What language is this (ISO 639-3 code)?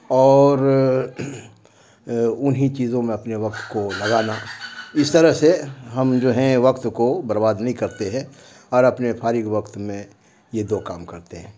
urd